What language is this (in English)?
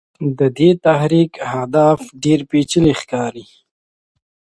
Pashto